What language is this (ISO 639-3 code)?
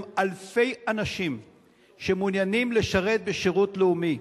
heb